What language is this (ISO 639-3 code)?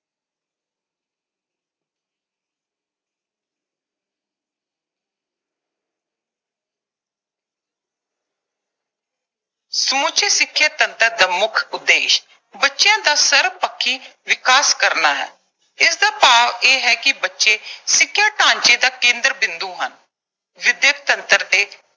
pan